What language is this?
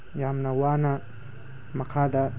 Manipuri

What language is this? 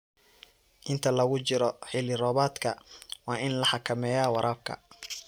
Somali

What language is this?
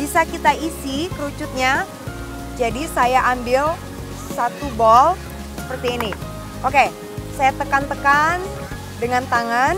Indonesian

